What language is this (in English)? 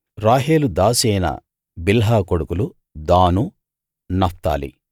Telugu